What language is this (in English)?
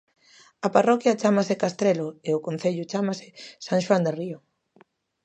Galician